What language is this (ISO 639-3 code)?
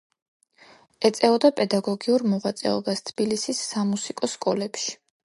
kat